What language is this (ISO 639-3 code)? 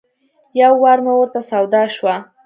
pus